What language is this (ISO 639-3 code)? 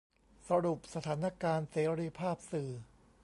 tha